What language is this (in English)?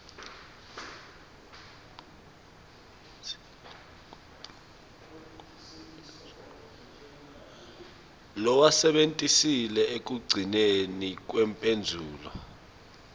Swati